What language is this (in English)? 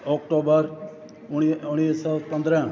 Sindhi